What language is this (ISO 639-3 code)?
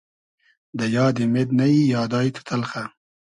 haz